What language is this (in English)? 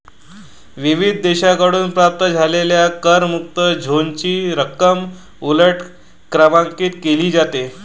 Marathi